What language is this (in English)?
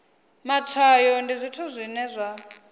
Venda